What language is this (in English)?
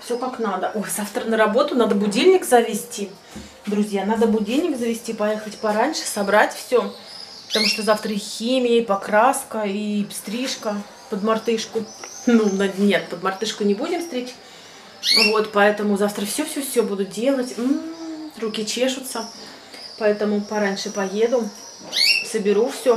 Russian